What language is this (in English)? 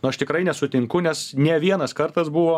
Lithuanian